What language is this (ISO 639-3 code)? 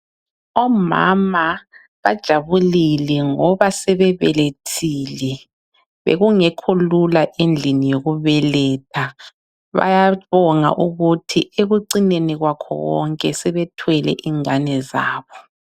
nde